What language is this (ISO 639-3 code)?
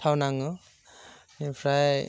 brx